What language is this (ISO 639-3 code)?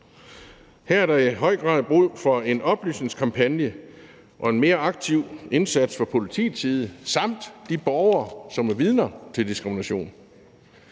dan